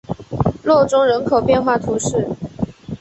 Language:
Chinese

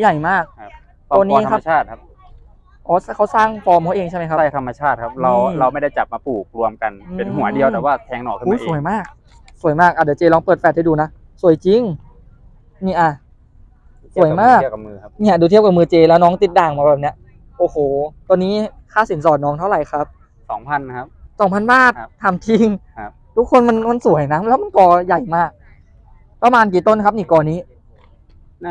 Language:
Thai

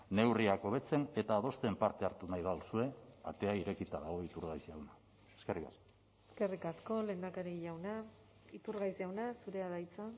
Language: Basque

